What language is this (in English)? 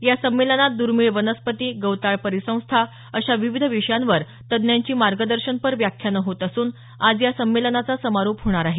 Marathi